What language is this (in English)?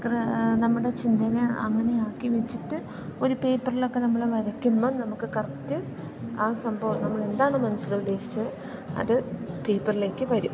Malayalam